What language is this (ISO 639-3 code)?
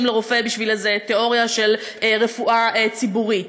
heb